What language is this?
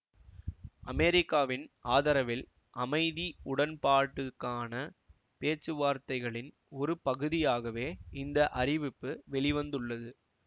Tamil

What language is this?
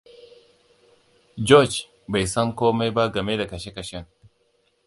Hausa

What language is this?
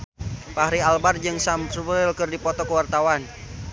Sundanese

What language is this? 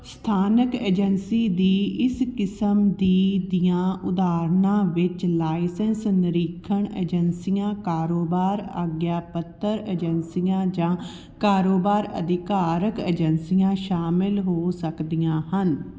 Punjabi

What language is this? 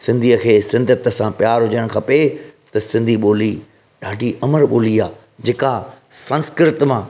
Sindhi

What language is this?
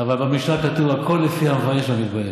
Hebrew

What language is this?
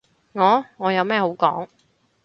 Cantonese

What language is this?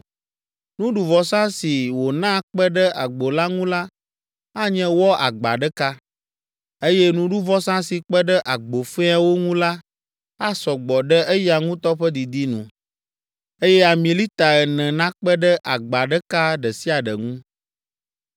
Ewe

